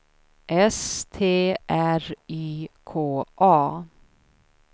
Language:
Swedish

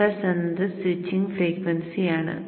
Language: Malayalam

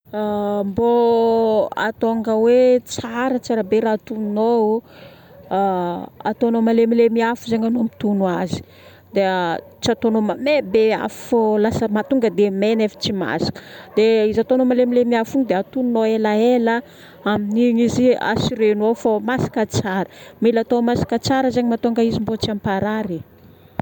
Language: Northern Betsimisaraka Malagasy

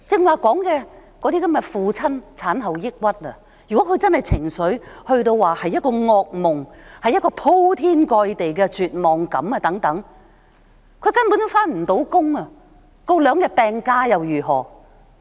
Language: Cantonese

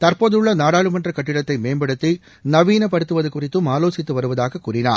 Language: Tamil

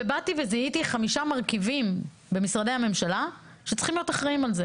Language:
Hebrew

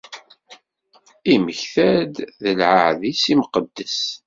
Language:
Kabyle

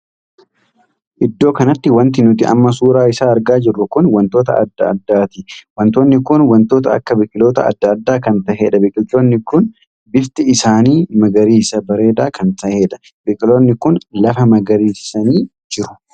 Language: Oromo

